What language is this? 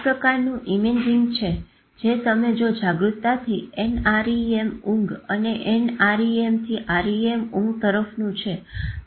Gujarati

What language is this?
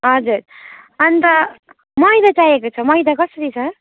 Nepali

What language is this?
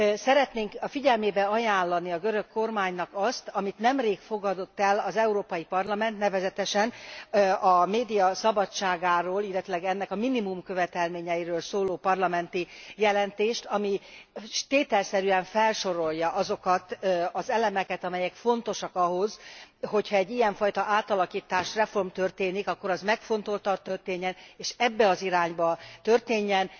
Hungarian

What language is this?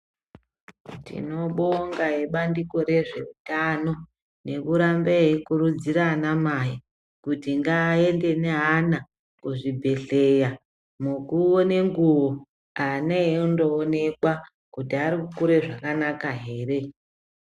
Ndau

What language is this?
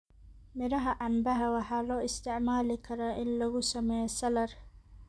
Somali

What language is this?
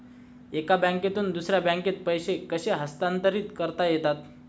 Marathi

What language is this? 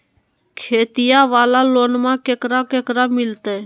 Magahi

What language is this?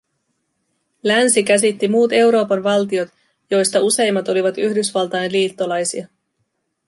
Finnish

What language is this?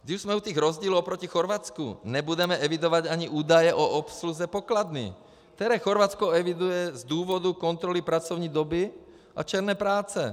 Czech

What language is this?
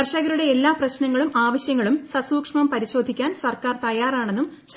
Malayalam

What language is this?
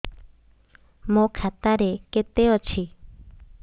Odia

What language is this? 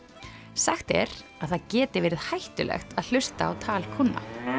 Icelandic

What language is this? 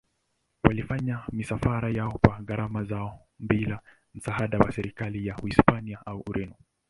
Swahili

